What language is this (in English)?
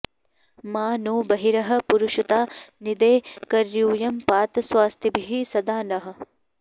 Sanskrit